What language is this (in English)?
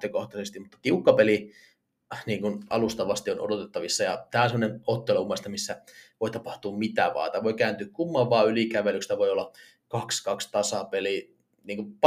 Finnish